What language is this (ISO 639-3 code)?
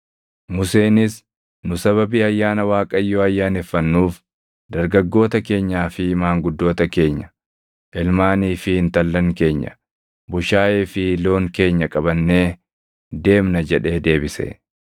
orm